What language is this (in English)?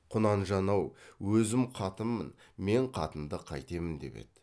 Kazakh